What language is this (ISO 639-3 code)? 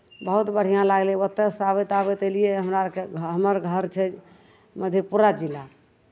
mai